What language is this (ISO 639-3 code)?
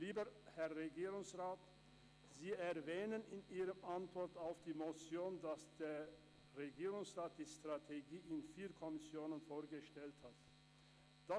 gsw